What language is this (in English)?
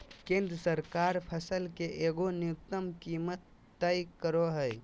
Magahi